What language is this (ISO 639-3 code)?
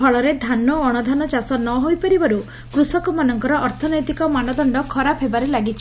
ori